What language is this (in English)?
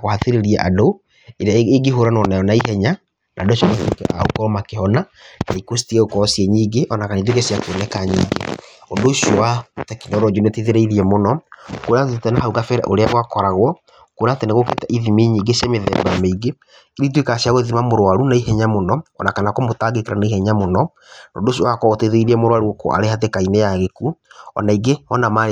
Kikuyu